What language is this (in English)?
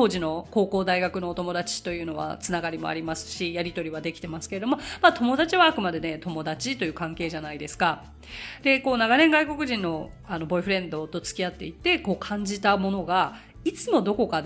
Japanese